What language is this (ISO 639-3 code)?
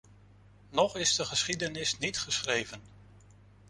nld